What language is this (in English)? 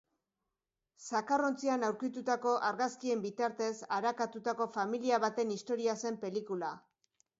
Basque